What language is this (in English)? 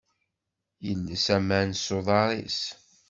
Kabyle